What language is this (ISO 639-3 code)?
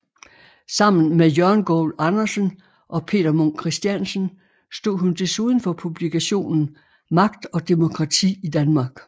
dan